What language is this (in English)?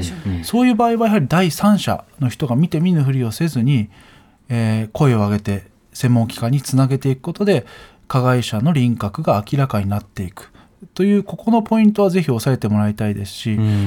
Japanese